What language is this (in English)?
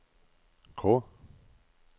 Norwegian